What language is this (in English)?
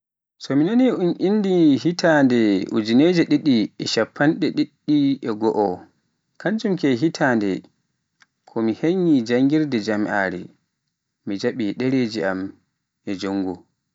Pular